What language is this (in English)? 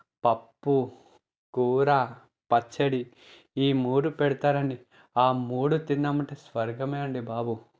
Telugu